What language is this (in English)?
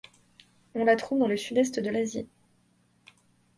French